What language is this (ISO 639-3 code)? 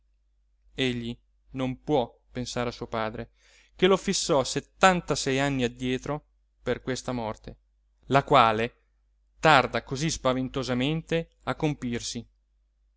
ita